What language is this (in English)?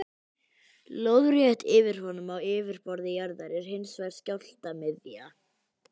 Icelandic